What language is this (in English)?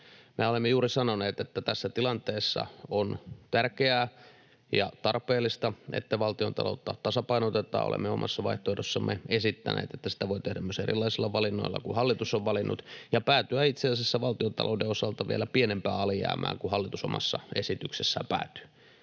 Finnish